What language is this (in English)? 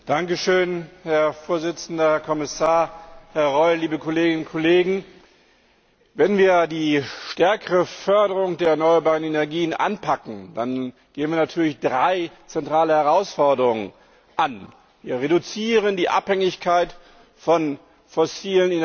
German